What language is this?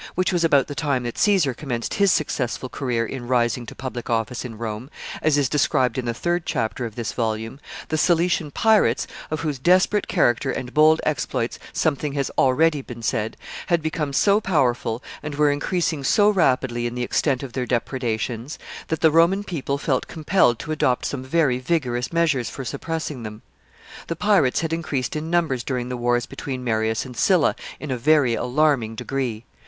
English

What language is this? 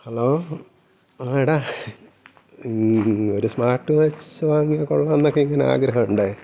Malayalam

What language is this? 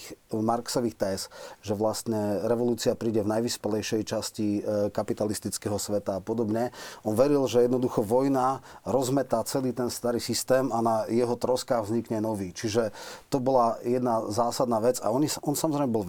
Slovak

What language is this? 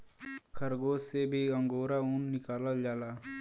Bhojpuri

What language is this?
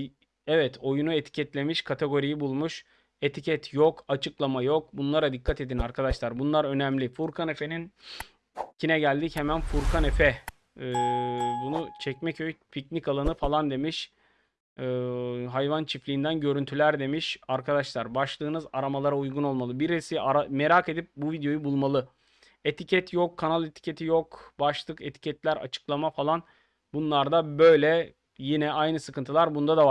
Turkish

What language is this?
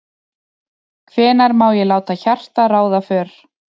Icelandic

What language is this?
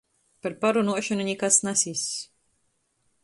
Latgalian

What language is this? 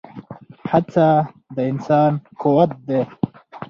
Pashto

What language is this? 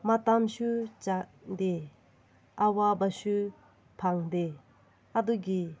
Manipuri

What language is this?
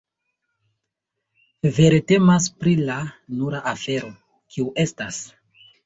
Esperanto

